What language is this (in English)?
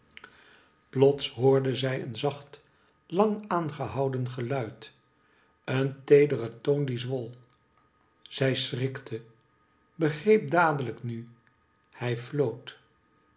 Dutch